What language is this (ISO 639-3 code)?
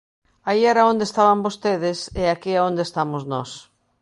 glg